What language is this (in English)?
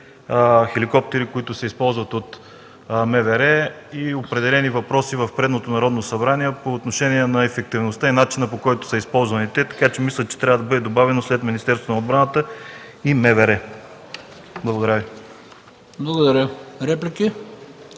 Bulgarian